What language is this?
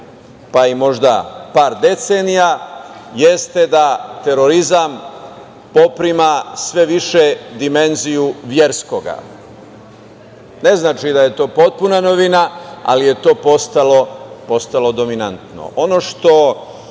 Serbian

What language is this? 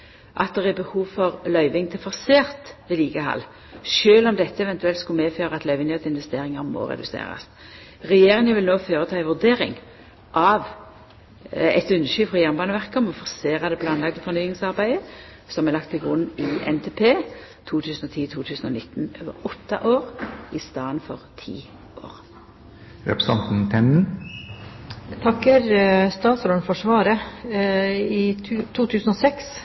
Norwegian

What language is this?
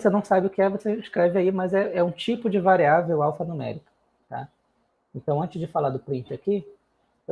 Portuguese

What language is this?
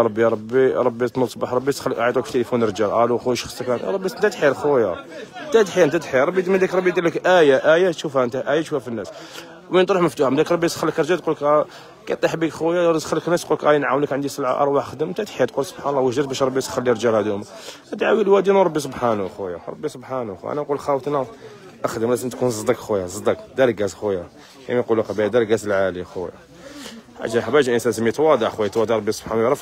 Arabic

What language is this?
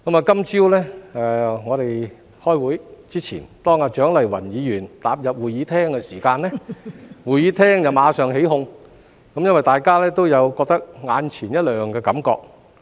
Cantonese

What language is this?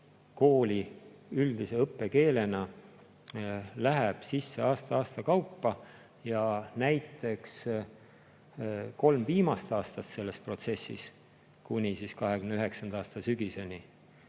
Estonian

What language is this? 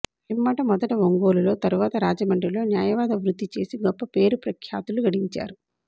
Telugu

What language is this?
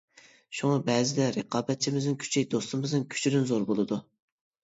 Uyghur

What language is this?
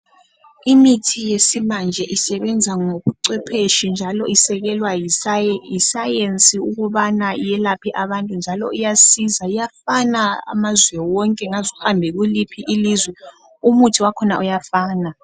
North Ndebele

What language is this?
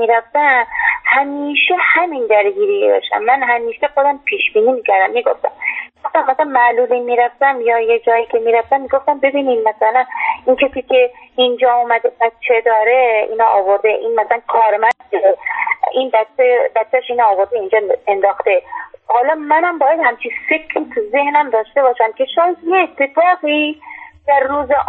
Persian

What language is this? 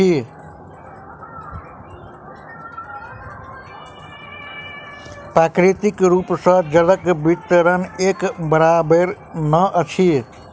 Maithili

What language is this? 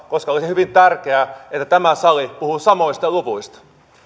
Finnish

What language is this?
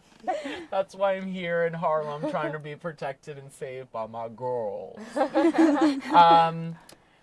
English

